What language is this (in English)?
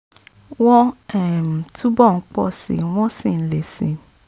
Yoruba